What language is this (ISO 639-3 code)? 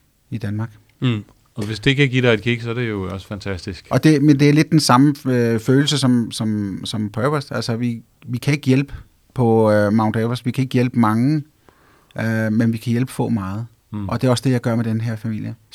dan